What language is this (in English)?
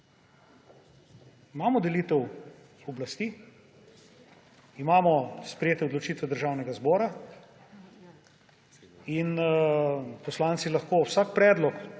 Slovenian